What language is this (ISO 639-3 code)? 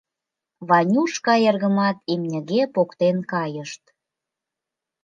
chm